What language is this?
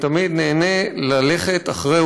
Hebrew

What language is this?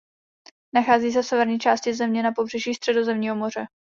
Czech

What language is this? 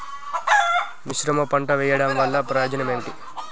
Telugu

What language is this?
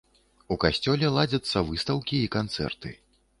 Belarusian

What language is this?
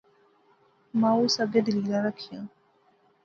Pahari-Potwari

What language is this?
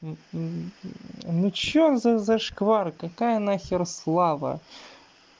Russian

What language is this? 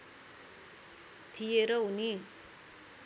Nepali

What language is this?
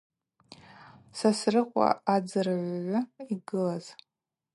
Abaza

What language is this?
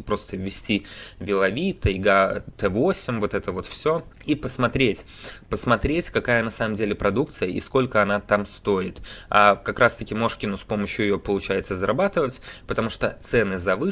Russian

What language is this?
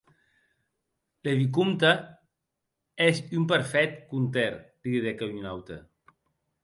Occitan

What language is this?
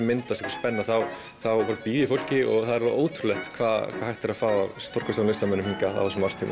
Icelandic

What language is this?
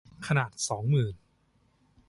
Thai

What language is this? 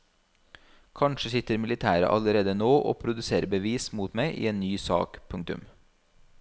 Norwegian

